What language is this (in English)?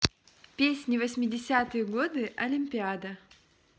Russian